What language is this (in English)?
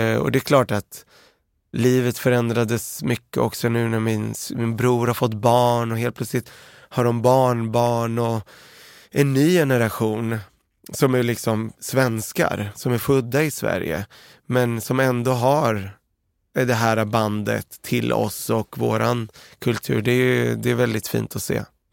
Swedish